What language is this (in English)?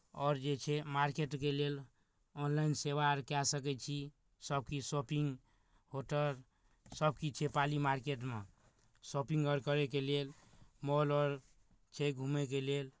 Maithili